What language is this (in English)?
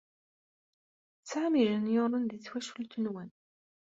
Kabyle